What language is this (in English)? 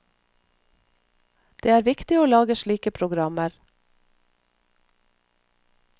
Norwegian